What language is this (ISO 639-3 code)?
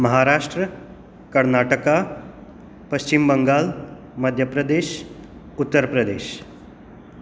kok